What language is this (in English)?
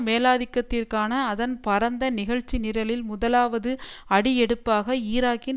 Tamil